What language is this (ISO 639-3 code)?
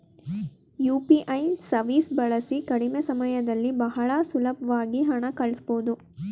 kan